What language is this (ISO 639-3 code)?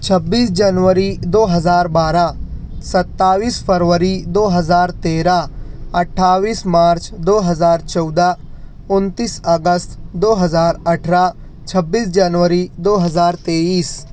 urd